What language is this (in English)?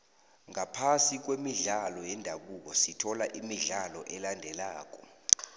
South Ndebele